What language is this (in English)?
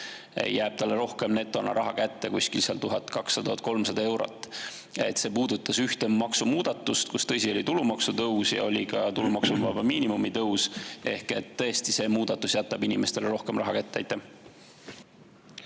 Estonian